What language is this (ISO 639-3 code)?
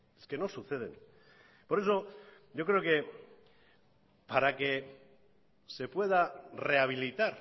spa